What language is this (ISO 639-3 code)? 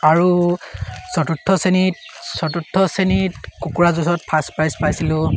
asm